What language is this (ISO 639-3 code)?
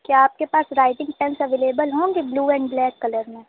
urd